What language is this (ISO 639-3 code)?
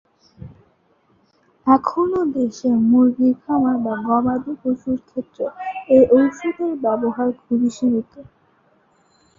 ben